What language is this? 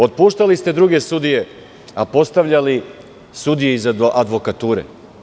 Serbian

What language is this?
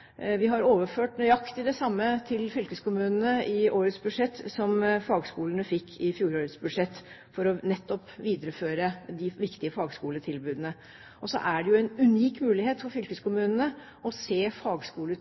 Norwegian Bokmål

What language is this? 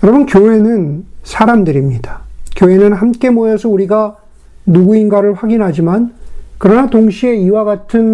Korean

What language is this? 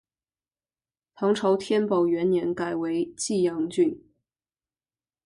Chinese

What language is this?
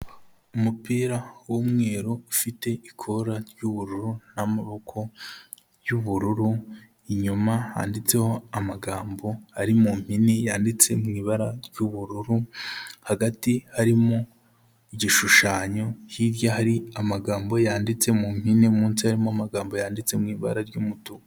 Kinyarwanda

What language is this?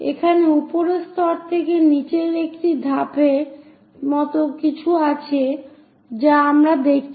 Bangla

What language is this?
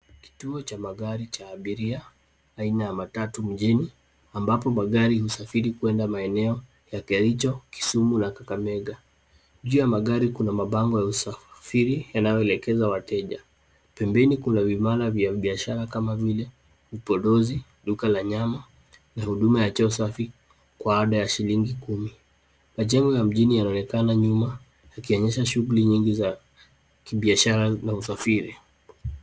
Swahili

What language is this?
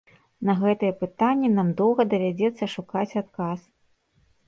Belarusian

